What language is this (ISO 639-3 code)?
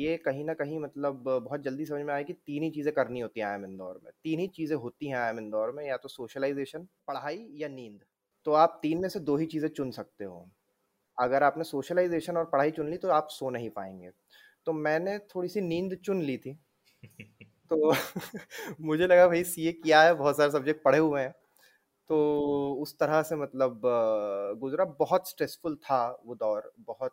hin